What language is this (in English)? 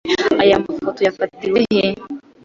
Kinyarwanda